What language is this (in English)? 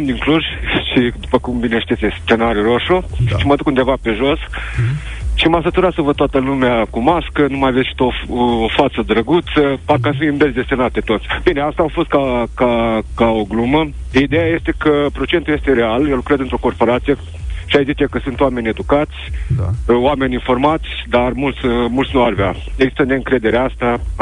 Romanian